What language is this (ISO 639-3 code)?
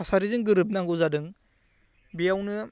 brx